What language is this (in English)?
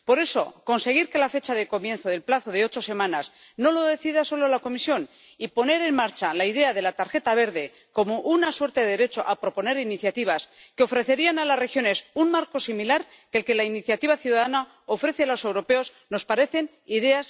Spanish